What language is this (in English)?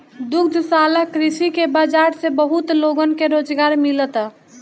Bhojpuri